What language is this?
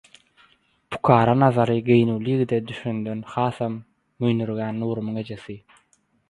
Turkmen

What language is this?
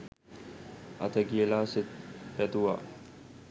Sinhala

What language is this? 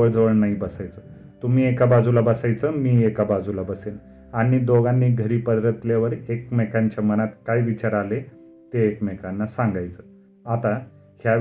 Marathi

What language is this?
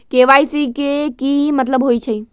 Magahi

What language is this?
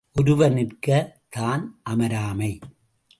Tamil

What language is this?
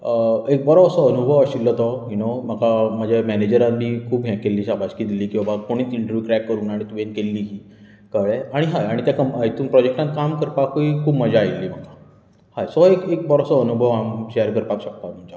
Konkani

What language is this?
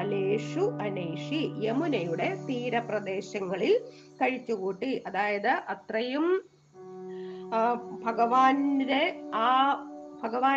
Malayalam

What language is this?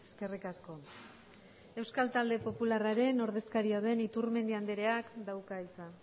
Basque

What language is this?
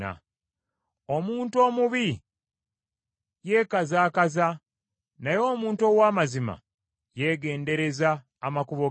Ganda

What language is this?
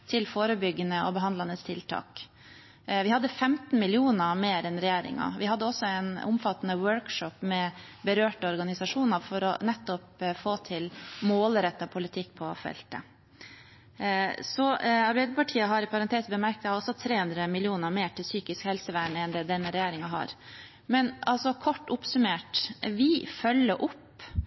Norwegian Bokmål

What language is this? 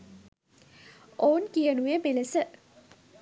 Sinhala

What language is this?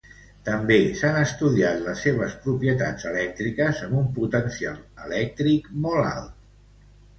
Catalan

